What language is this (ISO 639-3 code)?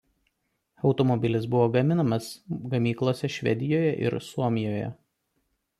lit